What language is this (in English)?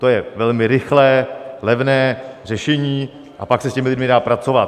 Czech